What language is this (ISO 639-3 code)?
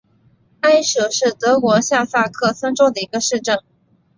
zho